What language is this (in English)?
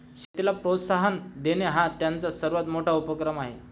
Marathi